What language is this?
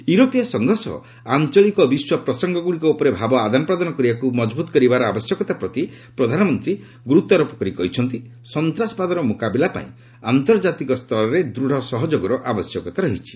Odia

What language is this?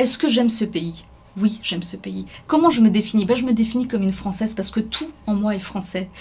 French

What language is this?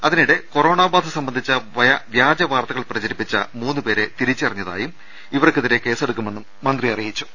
Malayalam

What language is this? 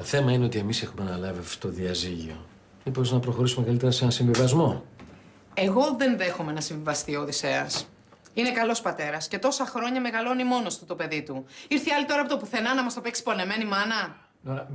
Greek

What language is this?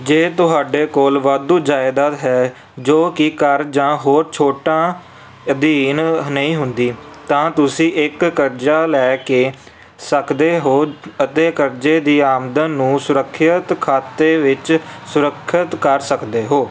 Punjabi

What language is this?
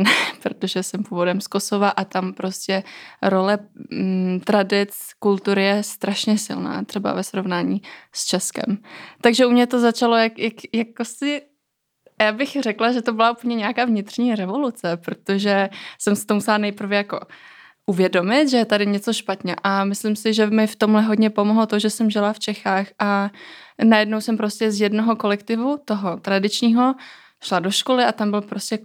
Czech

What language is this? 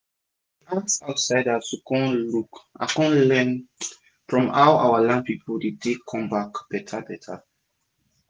Nigerian Pidgin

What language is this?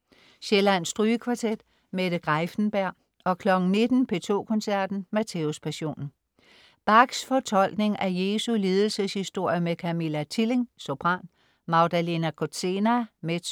Danish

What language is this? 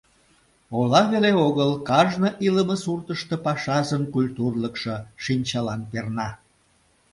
Mari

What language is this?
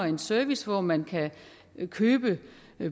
Danish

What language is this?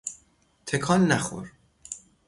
Persian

